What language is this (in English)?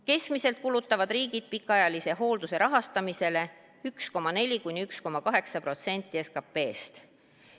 Estonian